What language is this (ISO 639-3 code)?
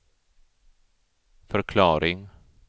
swe